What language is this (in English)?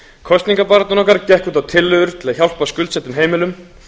Icelandic